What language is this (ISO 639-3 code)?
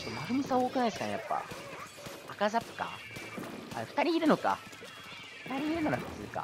jpn